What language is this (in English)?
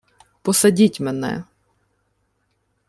Ukrainian